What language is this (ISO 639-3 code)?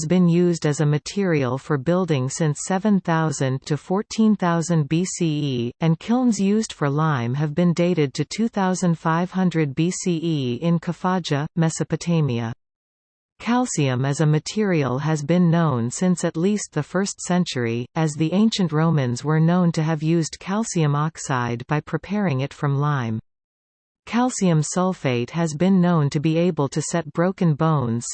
eng